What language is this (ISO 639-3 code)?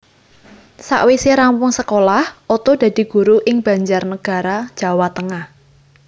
jav